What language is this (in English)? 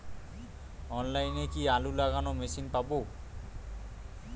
Bangla